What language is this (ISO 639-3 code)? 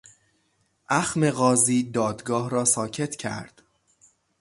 fas